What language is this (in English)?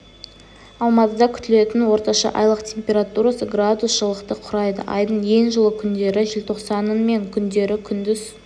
Kazakh